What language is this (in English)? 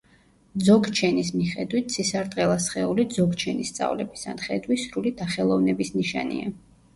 Georgian